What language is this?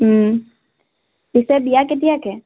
Assamese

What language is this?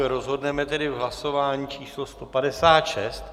Czech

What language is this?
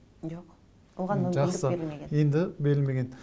Kazakh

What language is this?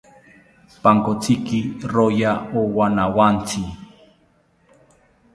South Ucayali Ashéninka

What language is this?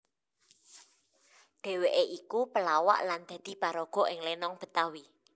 Javanese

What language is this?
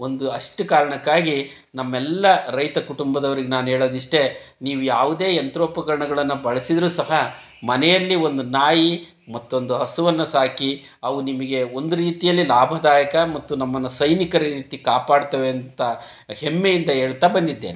Kannada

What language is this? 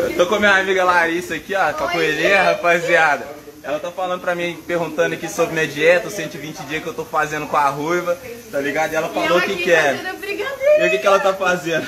Portuguese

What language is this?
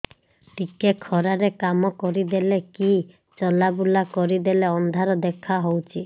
Odia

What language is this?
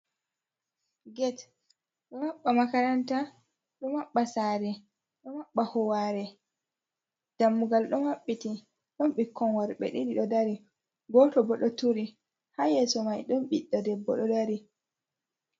Fula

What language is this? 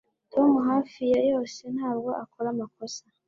Kinyarwanda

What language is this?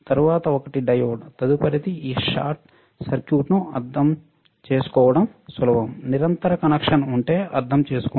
Telugu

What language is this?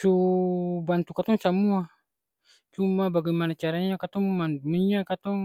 Ambonese Malay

